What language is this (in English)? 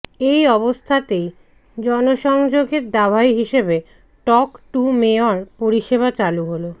Bangla